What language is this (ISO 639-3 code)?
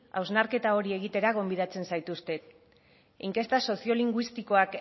eus